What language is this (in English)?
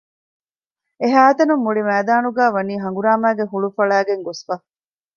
Divehi